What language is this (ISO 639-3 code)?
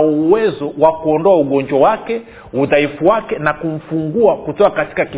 swa